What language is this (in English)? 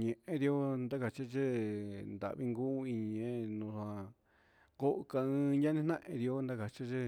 Huitepec Mixtec